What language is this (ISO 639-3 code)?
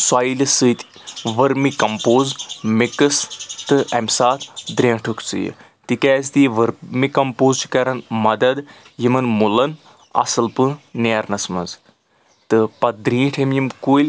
kas